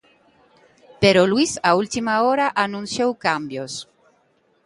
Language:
Galician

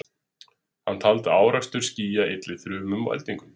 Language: Icelandic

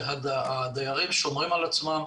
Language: Hebrew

